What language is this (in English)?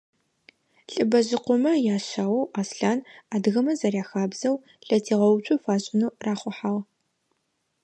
Adyghe